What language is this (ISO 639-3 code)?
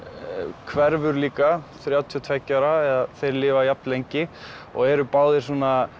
isl